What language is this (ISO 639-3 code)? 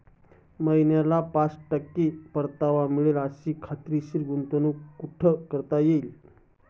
mar